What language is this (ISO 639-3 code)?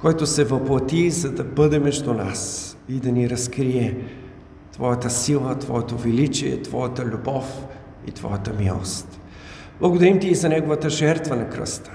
bul